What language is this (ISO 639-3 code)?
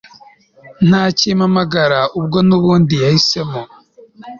kin